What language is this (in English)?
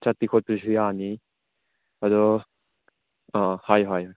Manipuri